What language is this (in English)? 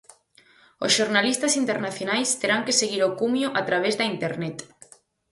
Galician